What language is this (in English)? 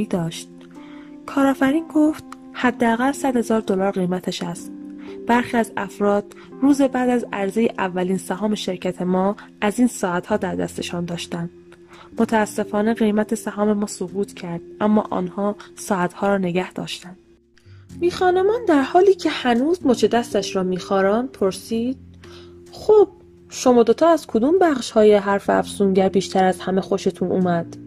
Persian